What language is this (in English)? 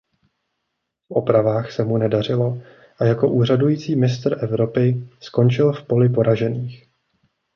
Czech